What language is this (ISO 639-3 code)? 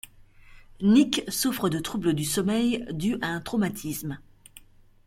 fra